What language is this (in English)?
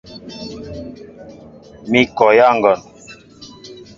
Mbo (Cameroon)